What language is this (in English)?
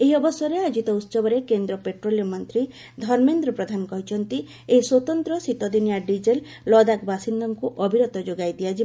Odia